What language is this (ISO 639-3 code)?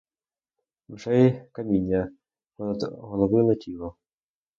ukr